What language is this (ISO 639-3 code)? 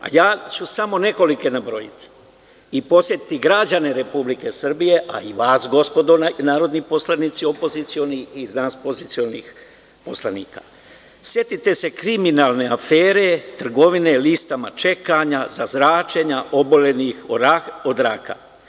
srp